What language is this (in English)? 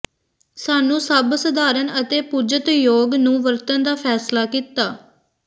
Punjabi